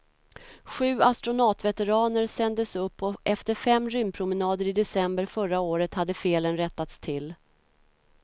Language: Swedish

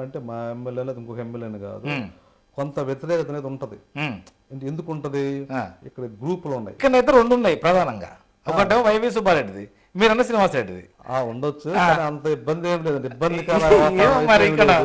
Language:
Telugu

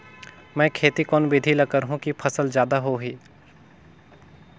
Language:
Chhattisgarhi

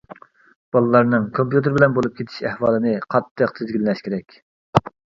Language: Uyghur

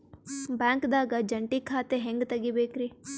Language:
Kannada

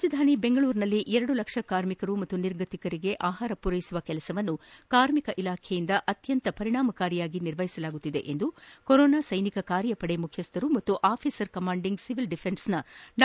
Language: Kannada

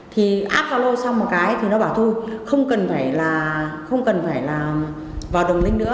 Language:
Vietnamese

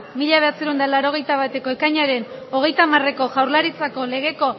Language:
Basque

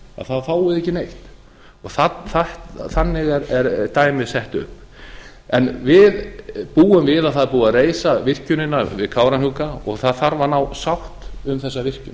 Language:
Icelandic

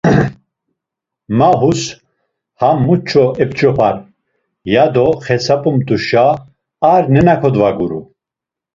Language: Laz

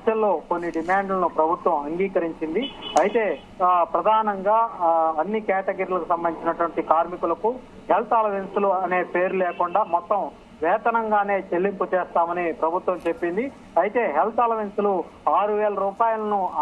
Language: Telugu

